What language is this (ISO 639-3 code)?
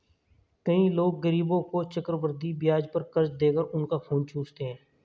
hin